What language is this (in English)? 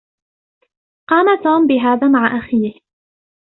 Arabic